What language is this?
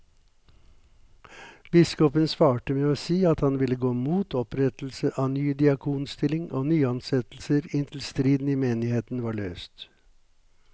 Norwegian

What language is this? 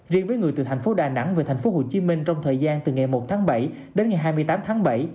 Vietnamese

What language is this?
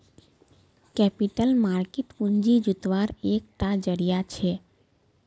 Magahi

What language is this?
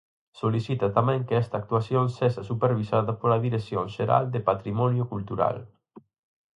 Galician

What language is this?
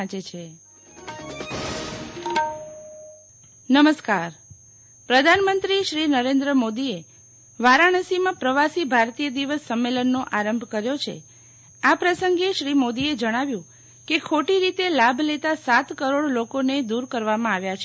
Gujarati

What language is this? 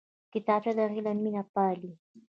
Pashto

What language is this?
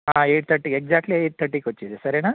Telugu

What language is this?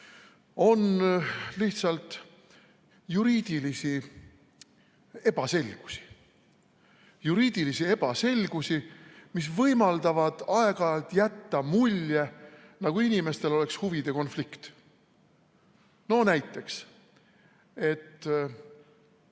Estonian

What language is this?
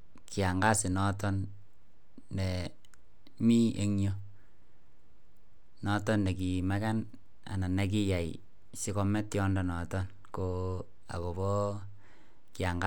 Kalenjin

